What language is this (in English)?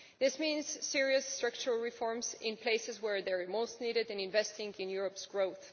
English